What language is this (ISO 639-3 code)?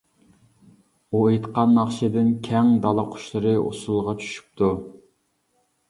uig